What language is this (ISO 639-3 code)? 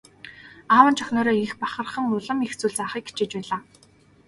mon